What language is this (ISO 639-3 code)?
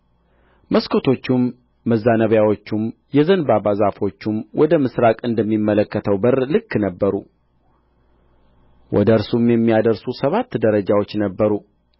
amh